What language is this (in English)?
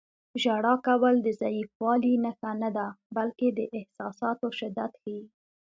Pashto